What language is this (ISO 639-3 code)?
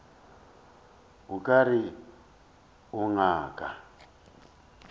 nso